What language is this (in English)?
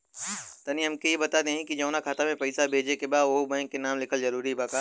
Bhojpuri